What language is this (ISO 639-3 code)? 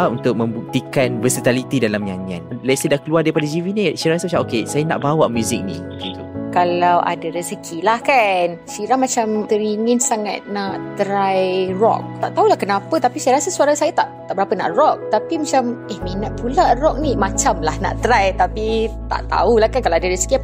msa